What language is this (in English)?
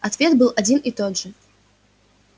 Russian